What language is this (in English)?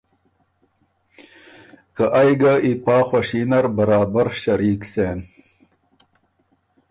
Ormuri